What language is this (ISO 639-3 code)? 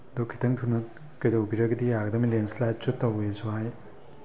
mni